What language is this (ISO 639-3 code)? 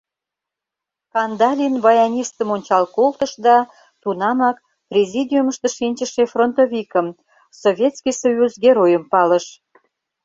chm